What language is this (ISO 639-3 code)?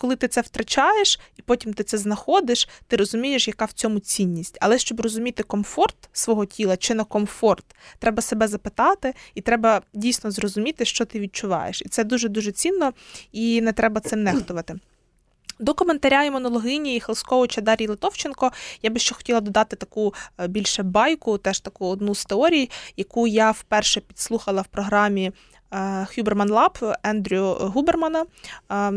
ukr